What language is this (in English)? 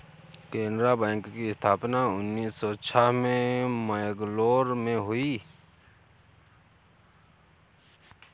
Hindi